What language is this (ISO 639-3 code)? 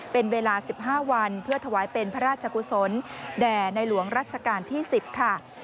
tha